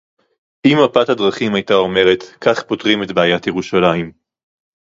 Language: Hebrew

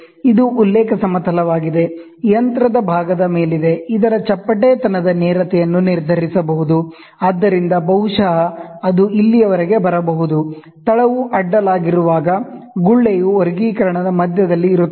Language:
Kannada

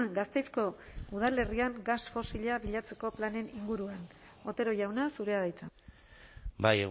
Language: Basque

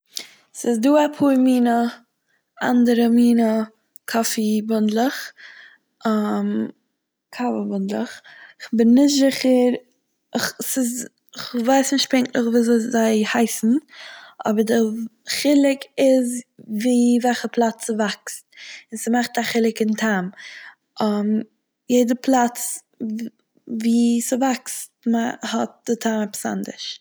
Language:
Yiddish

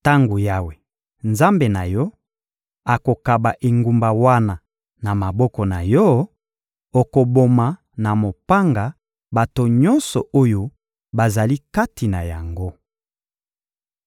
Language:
Lingala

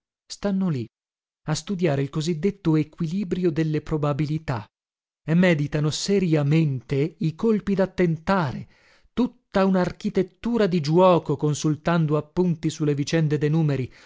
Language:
Italian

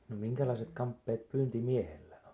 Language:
Finnish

